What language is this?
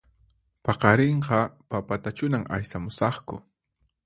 Puno Quechua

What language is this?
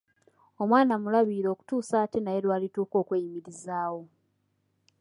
Ganda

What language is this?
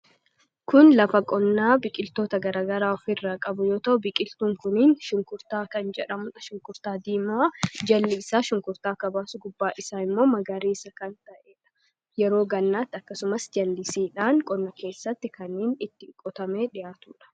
Oromo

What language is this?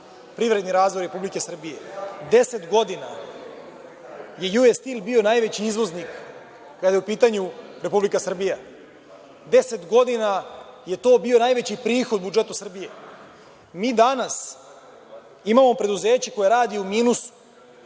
Serbian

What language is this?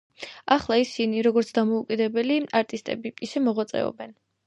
Georgian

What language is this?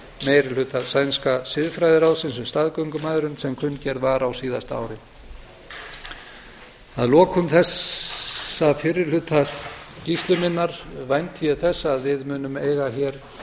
Icelandic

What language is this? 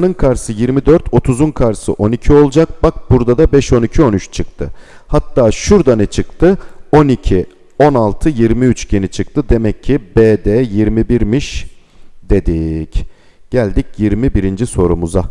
Turkish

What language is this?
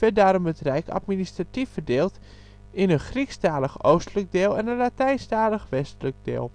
Dutch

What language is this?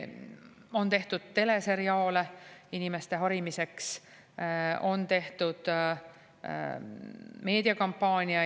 Estonian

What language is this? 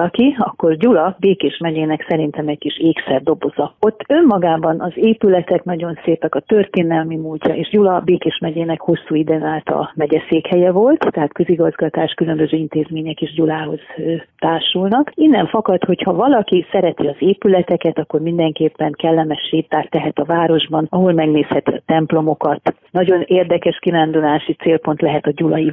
Hungarian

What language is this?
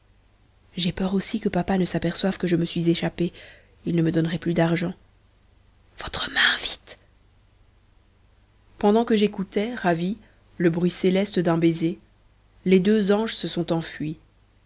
French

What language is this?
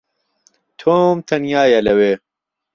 Central Kurdish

